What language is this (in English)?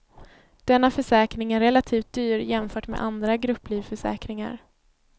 Swedish